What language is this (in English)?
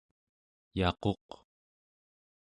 Central Yupik